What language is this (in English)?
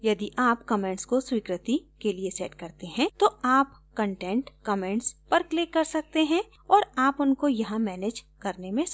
Hindi